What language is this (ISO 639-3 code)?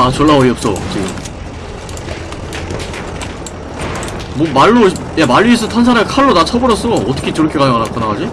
kor